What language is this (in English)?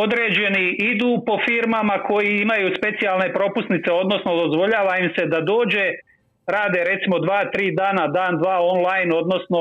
Croatian